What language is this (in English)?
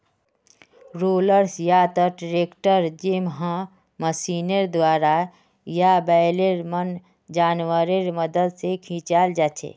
Magahi